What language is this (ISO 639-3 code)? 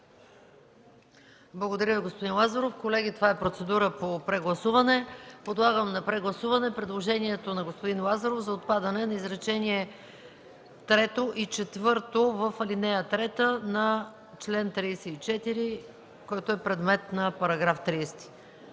bul